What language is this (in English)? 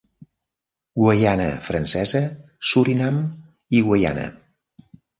Catalan